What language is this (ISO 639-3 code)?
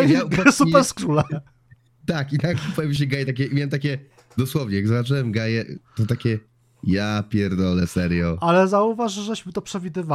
pol